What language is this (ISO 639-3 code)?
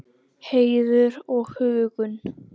isl